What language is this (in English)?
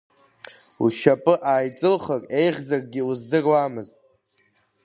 Abkhazian